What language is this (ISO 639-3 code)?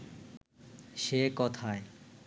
ben